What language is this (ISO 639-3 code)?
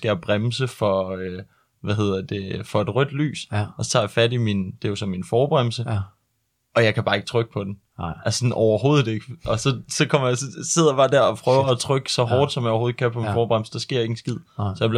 dan